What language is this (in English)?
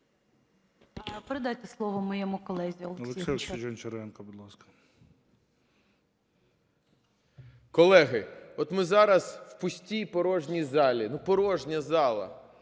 Ukrainian